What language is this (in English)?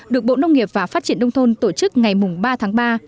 Vietnamese